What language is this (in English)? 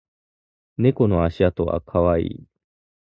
Japanese